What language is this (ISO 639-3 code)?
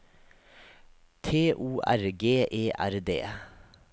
nor